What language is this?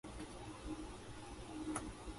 Japanese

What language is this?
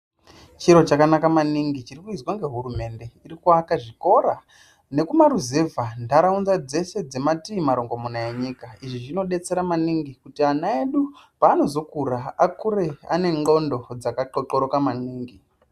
Ndau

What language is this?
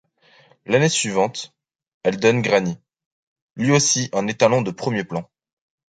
French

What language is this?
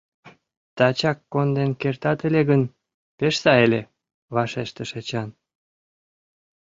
Mari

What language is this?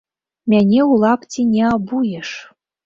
Belarusian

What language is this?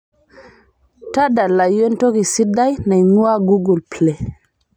Masai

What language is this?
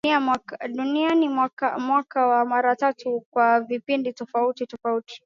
Swahili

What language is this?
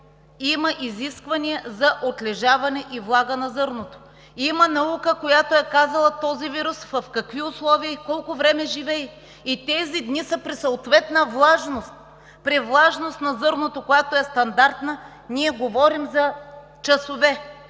Bulgarian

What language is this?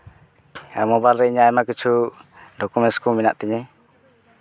Santali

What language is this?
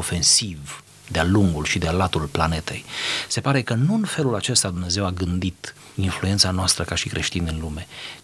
Romanian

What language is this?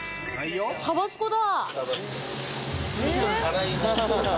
Japanese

